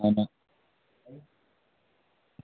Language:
Dogri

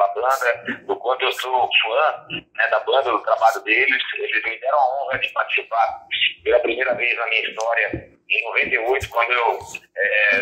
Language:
Portuguese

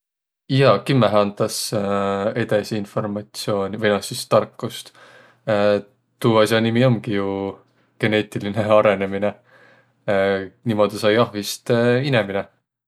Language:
Võro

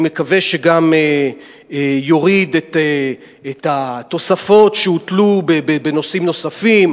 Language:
Hebrew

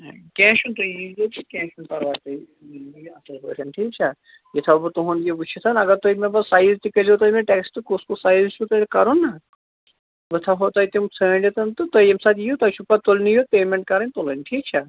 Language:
Kashmiri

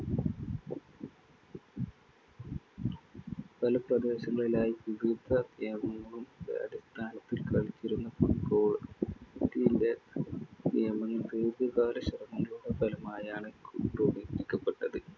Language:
Malayalam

